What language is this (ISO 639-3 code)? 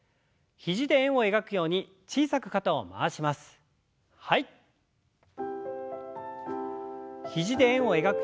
jpn